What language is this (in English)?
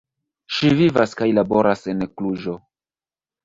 Esperanto